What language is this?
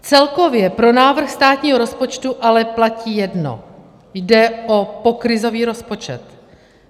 Czech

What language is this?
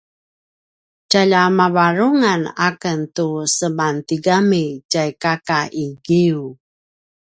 Paiwan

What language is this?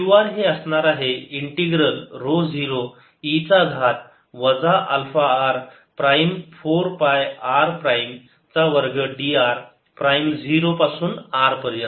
Marathi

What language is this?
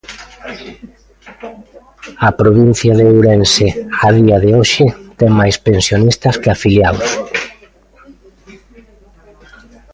Galician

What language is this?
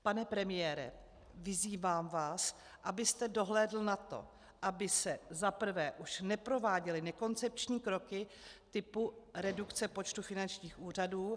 Czech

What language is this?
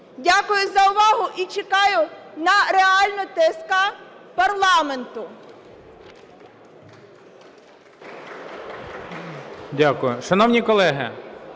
Ukrainian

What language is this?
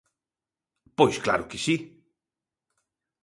Galician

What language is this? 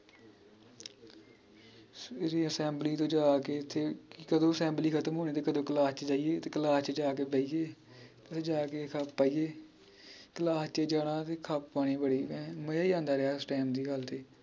Punjabi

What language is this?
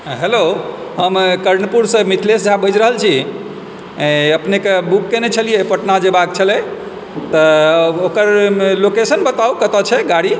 Maithili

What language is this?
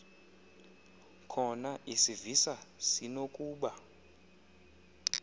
Xhosa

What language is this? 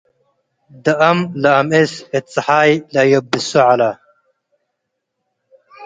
Tigre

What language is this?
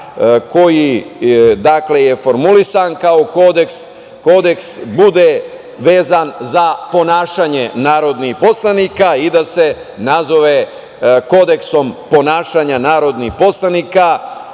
Serbian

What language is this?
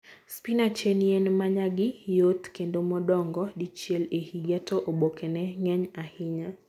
Luo (Kenya and Tanzania)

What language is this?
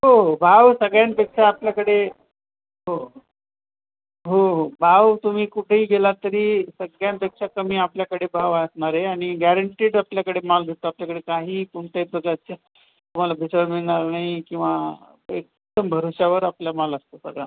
Marathi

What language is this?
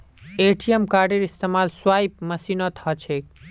Magahi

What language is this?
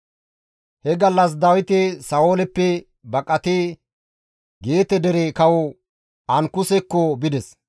Gamo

